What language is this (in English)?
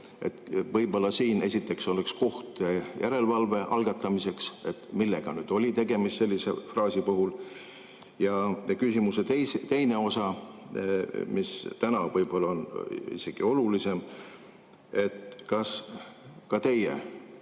Estonian